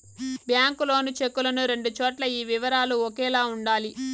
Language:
Telugu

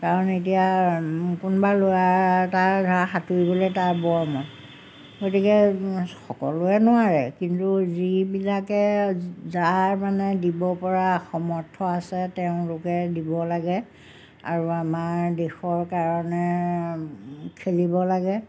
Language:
Assamese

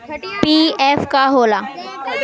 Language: Bhojpuri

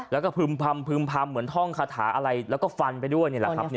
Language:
Thai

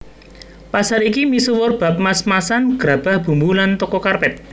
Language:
Javanese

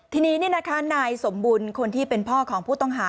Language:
Thai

